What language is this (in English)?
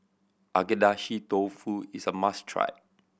English